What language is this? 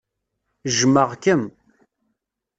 Kabyle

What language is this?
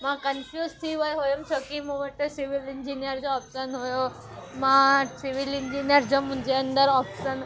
Sindhi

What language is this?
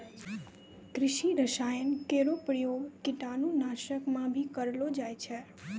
Maithili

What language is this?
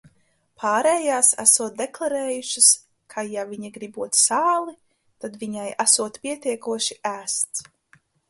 Latvian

